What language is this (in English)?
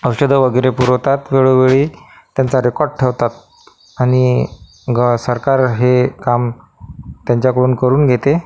Marathi